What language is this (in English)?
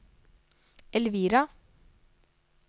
Norwegian